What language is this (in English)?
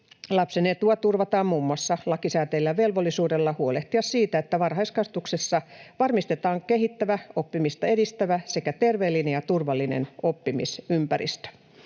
Finnish